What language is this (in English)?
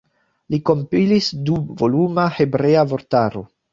Esperanto